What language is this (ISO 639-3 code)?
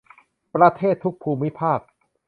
tha